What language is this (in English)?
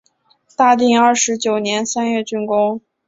Chinese